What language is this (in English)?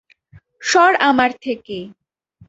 Bangla